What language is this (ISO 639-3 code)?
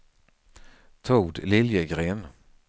swe